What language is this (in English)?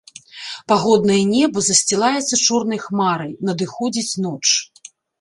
Belarusian